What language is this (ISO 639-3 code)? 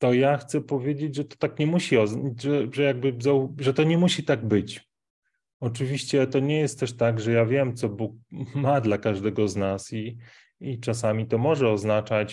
pol